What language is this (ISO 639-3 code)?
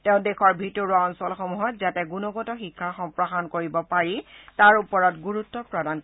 asm